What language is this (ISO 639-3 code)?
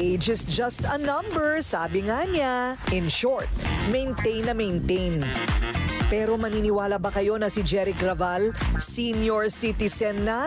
fil